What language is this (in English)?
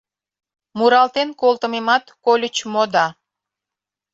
Mari